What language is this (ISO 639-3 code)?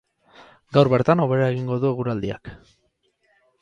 eus